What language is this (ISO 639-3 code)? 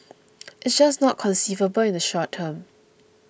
eng